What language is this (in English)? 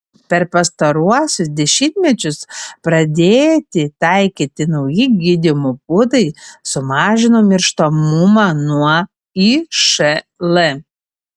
Lithuanian